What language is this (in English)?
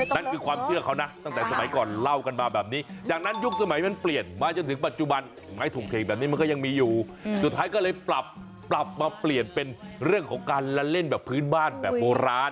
Thai